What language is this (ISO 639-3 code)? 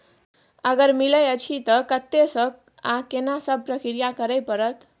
mai